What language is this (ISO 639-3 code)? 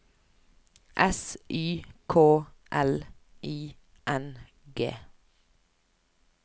nor